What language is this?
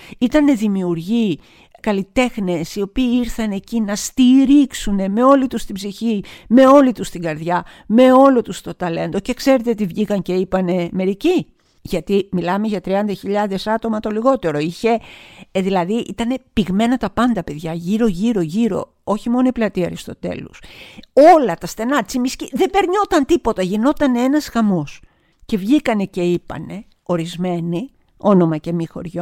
Greek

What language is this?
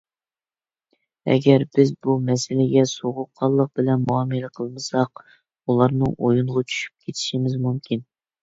Uyghur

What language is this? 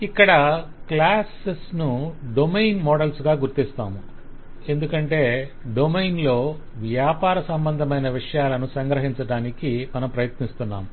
Telugu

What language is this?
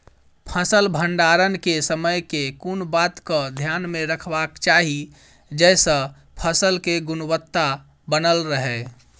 Maithili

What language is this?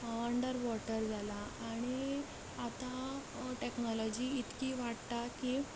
Konkani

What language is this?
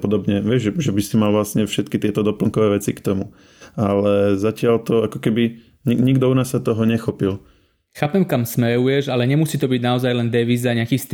Slovak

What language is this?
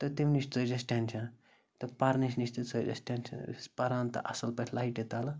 Kashmiri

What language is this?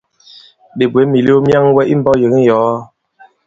Bankon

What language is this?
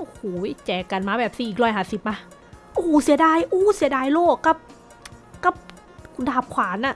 Thai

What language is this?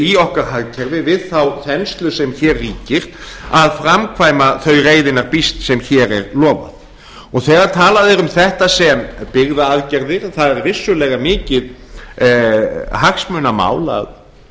Icelandic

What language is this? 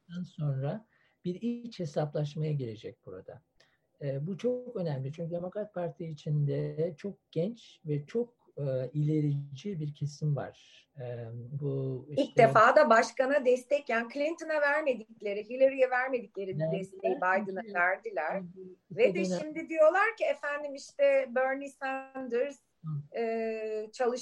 Turkish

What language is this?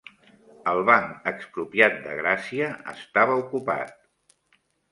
Catalan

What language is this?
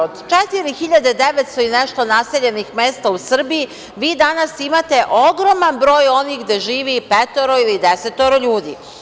Serbian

